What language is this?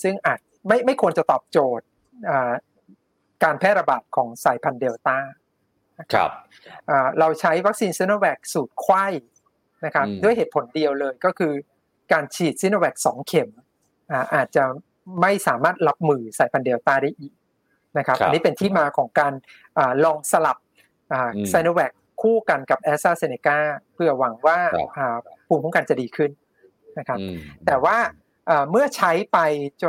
Thai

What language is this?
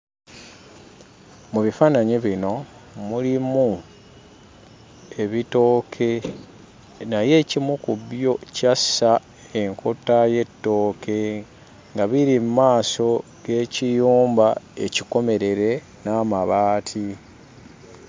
Ganda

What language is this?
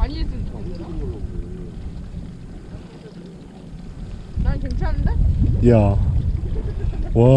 Korean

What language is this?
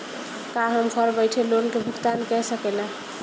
Bhojpuri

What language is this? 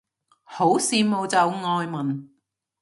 Cantonese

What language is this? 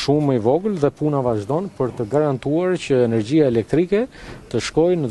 Romanian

